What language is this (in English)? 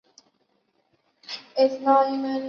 Chinese